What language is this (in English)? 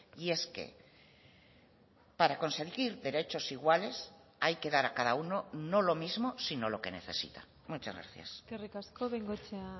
Spanish